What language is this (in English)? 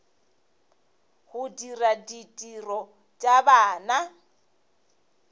Northern Sotho